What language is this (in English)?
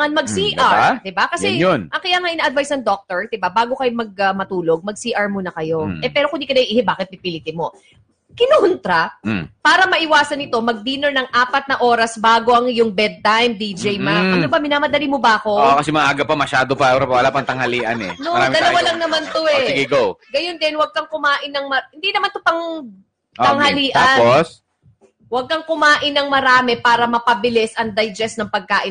Filipino